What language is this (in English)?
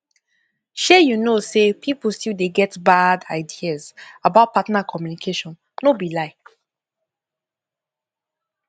Nigerian Pidgin